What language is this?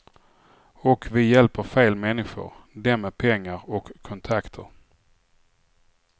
Swedish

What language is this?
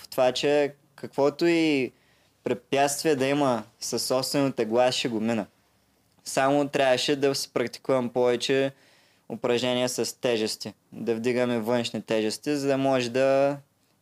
Bulgarian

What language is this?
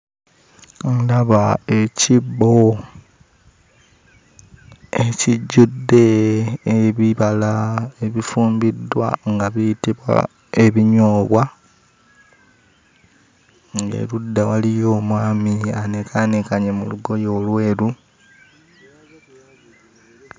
Ganda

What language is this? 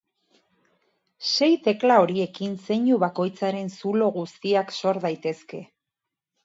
Basque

